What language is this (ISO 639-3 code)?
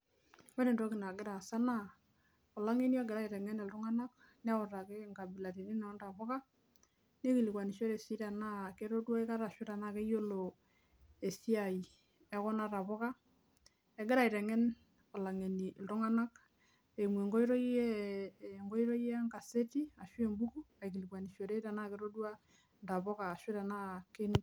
mas